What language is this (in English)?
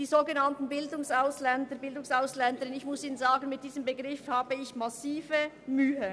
Swiss German